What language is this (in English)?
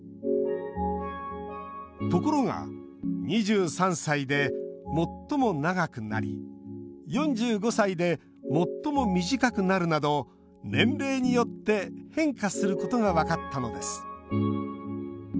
Japanese